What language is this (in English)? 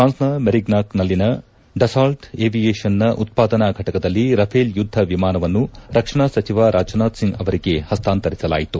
Kannada